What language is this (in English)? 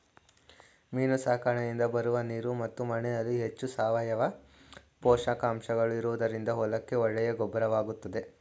Kannada